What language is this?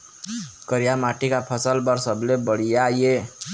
Chhattisgarhi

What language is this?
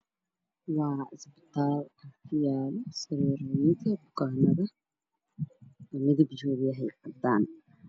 Somali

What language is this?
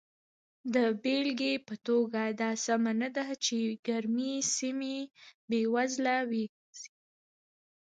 Pashto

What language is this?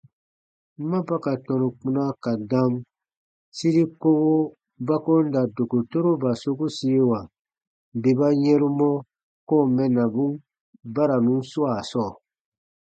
Baatonum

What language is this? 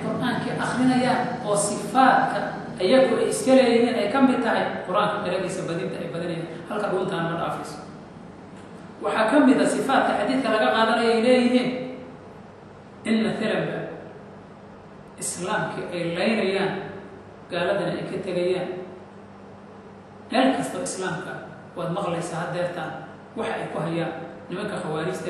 Arabic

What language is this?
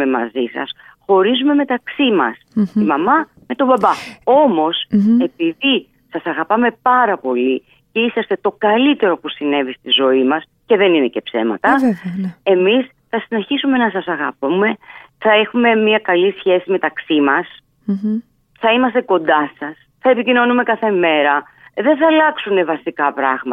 Greek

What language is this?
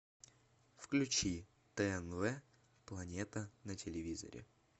Russian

